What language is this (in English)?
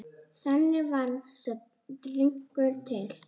Icelandic